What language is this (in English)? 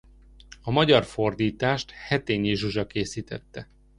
Hungarian